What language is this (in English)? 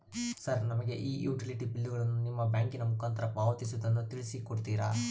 Kannada